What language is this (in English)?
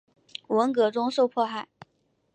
Chinese